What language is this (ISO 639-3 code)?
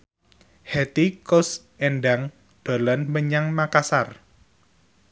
jav